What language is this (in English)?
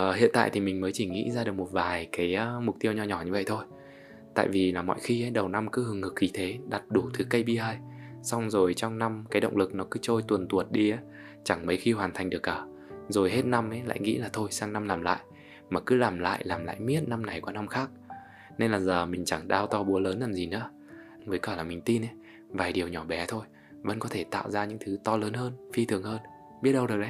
Vietnamese